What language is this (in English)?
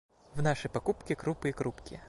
Russian